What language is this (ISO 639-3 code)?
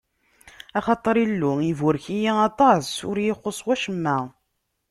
kab